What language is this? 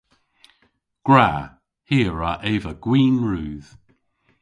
Cornish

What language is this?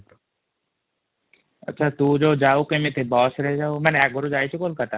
Odia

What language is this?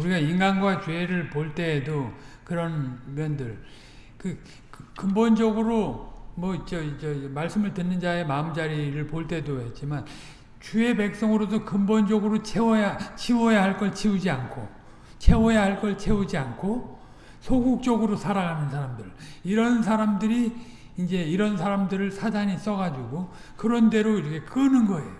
Korean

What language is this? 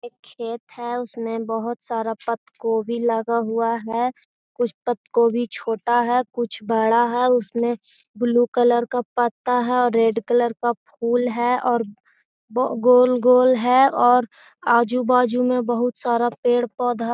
Magahi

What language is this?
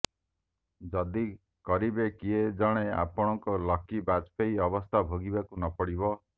Odia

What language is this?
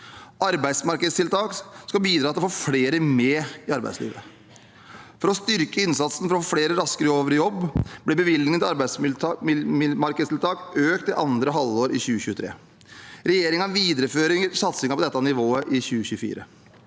Norwegian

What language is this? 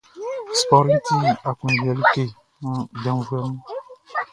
Baoulé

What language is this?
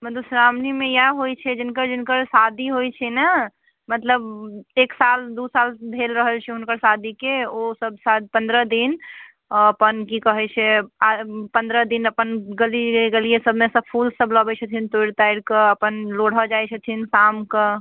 Maithili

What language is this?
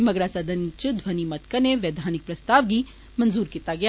Dogri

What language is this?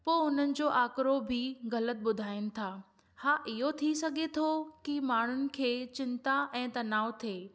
Sindhi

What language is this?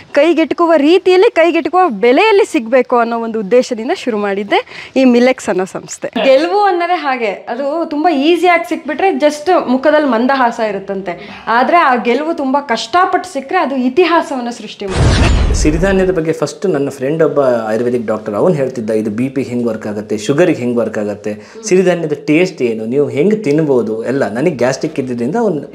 Kannada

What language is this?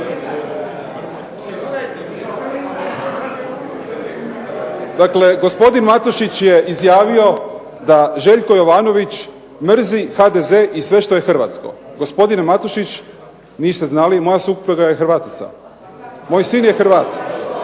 Croatian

